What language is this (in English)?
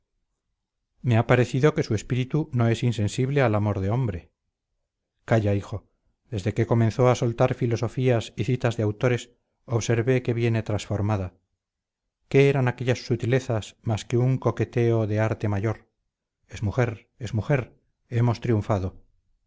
Spanish